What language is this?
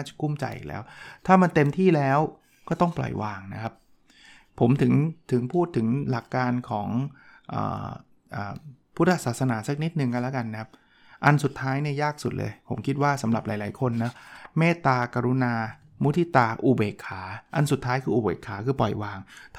Thai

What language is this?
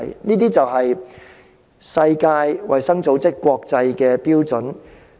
Cantonese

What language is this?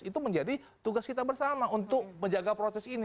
Indonesian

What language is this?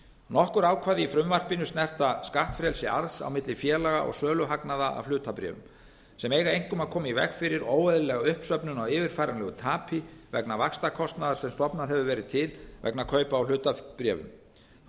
Icelandic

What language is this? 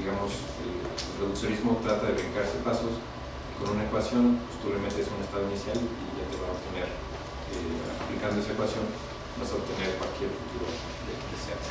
Spanish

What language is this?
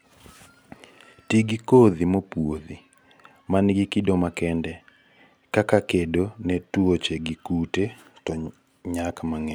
Luo (Kenya and Tanzania)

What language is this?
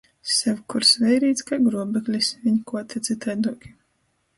Latgalian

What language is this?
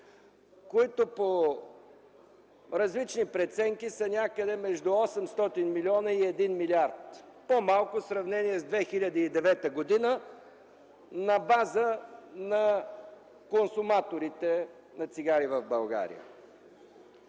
Bulgarian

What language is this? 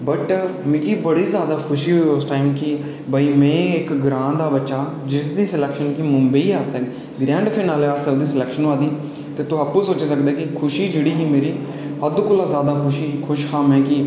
Dogri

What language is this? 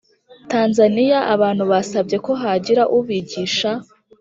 Kinyarwanda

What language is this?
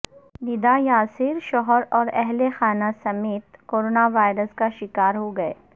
Urdu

